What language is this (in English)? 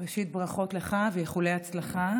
Hebrew